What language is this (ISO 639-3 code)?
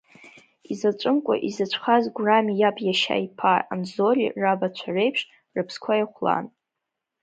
abk